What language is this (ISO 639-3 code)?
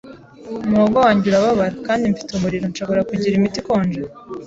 kin